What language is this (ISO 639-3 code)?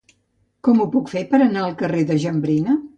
cat